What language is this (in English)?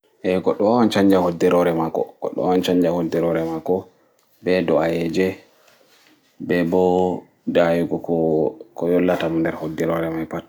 Fula